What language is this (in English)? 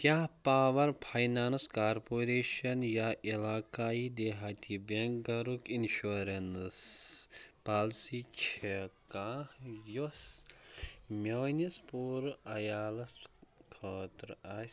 Kashmiri